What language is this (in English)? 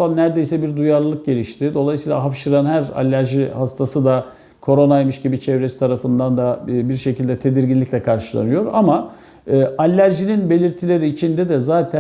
Turkish